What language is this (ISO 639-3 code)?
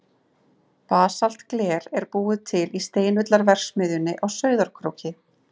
isl